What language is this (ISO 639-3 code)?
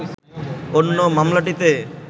ben